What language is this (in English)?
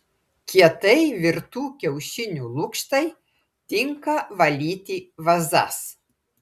Lithuanian